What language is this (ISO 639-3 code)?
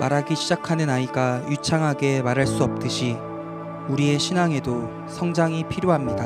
kor